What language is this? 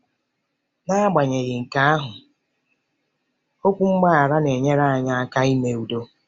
Igbo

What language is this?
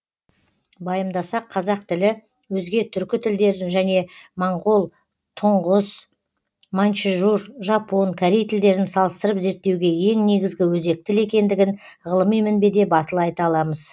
Kazakh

